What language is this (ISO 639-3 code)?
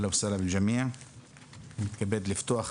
heb